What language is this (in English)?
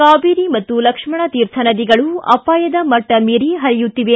Kannada